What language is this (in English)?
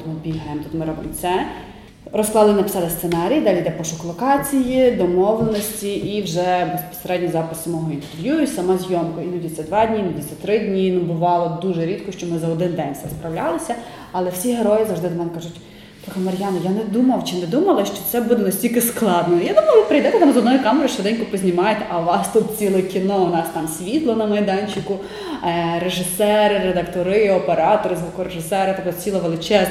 Ukrainian